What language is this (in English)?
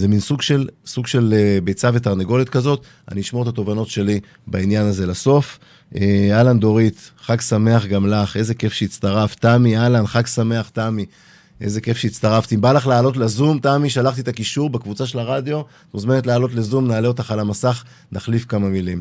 Hebrew